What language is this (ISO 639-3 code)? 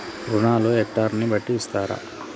tel